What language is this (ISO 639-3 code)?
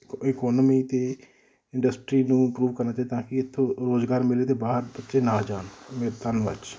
pan